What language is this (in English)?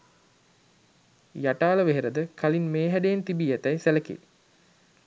Sinhala